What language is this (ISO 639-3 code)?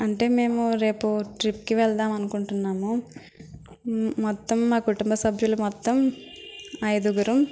tel